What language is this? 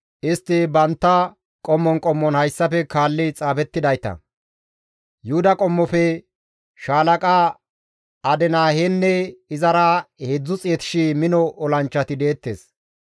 Gamo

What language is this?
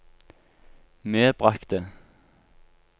Norwegian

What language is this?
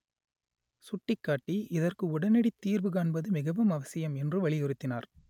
Tamil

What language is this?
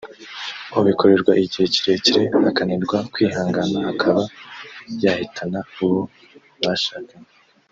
Kinyarwanda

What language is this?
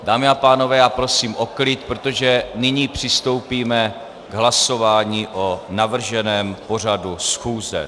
Czech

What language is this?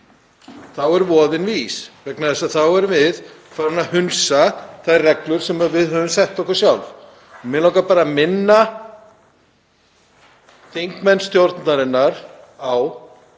Icelandic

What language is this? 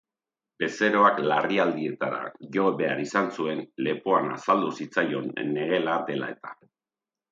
Basque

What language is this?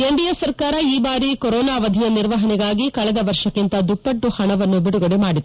Kannada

